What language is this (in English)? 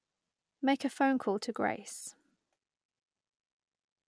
English